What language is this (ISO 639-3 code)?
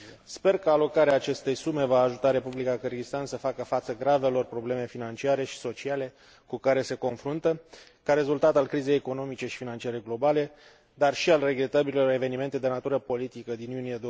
ron